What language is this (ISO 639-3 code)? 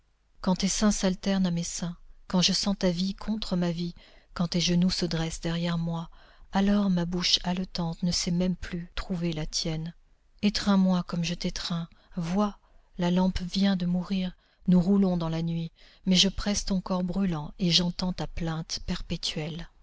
fra